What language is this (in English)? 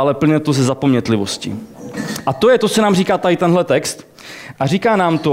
Czech